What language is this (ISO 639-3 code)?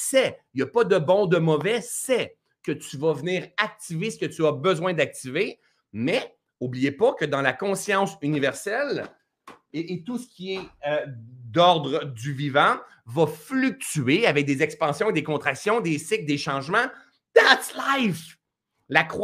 fra